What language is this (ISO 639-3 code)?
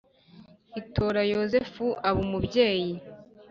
kin